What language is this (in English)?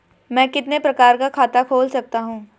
Hindi